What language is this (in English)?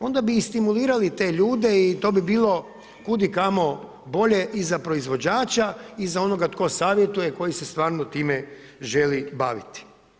Croatian